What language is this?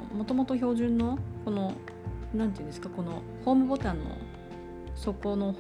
Japanese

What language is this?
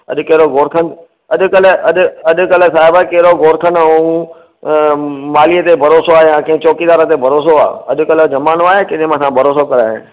Sindhi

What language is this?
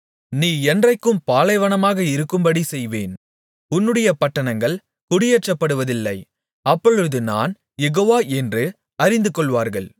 Tamil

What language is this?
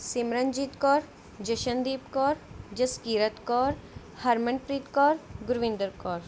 Punjabi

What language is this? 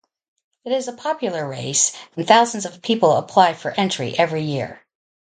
English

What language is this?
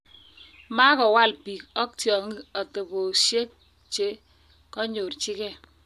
Kalenjin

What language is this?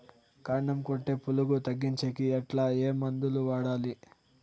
Telugu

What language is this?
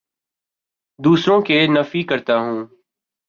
Urdu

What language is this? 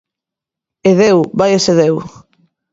Galician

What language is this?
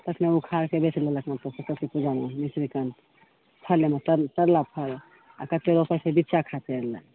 Maithili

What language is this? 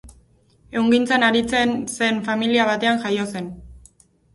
Basque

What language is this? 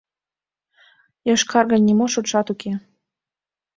Mari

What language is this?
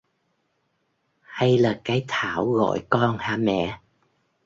Vietnamese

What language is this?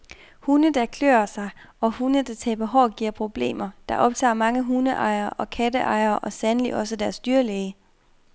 Danish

